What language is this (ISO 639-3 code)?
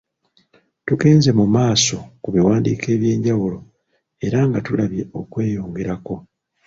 lug